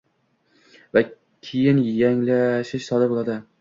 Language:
Uzbek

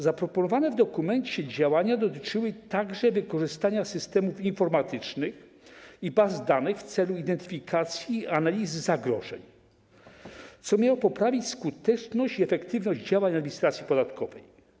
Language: Polish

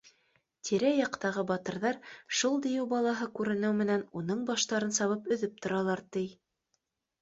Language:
Bashkir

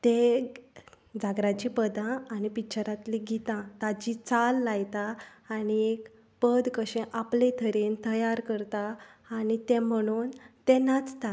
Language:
Konkani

